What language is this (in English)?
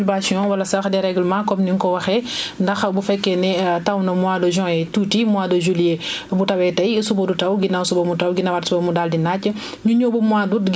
Wolof